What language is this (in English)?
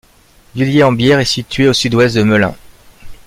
French